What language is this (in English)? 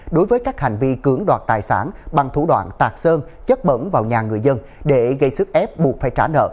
Vietnamese